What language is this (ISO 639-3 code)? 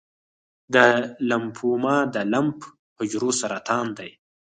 pus